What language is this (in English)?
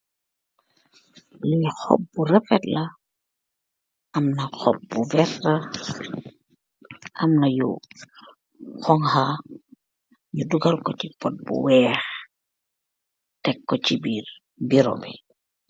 Wolof